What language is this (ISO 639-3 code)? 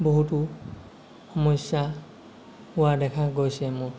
asm